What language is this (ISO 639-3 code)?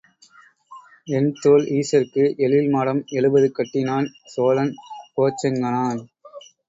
tam